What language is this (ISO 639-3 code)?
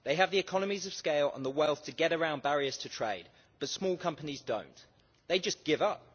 eng